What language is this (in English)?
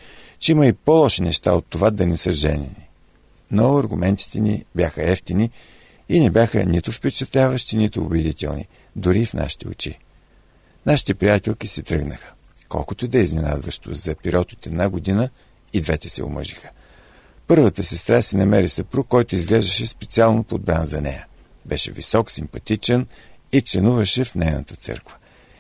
Bulgarian